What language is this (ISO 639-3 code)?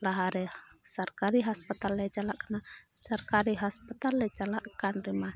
sat